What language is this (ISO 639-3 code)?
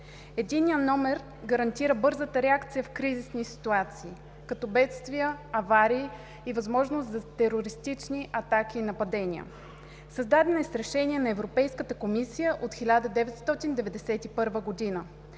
bul